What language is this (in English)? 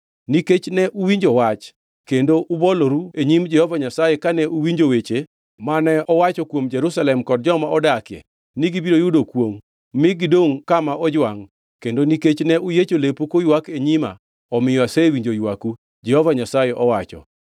Luo (Kenya and Tanzania)